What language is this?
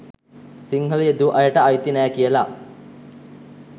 Sinhala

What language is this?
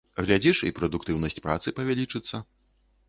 Belarusian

